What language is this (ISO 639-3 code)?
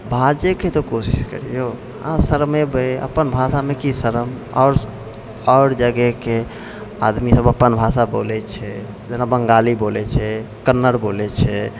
mai